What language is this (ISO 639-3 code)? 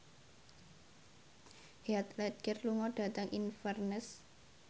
jav